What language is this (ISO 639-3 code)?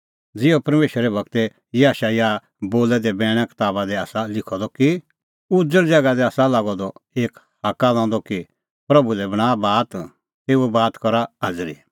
kfx